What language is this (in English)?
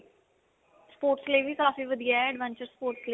Punjabi